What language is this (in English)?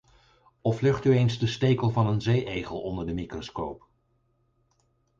Dutch